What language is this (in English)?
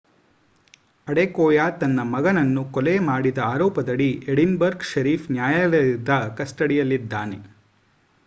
Kannada